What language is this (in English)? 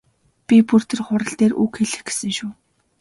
Mongolian